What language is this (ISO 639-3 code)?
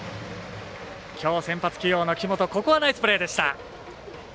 jpn